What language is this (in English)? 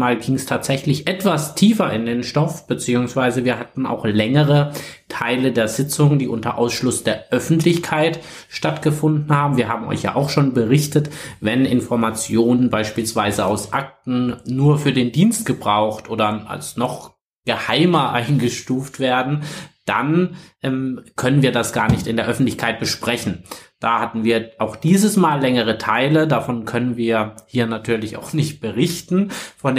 German